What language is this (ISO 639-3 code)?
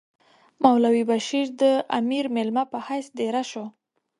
pus